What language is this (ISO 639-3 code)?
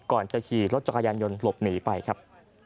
tha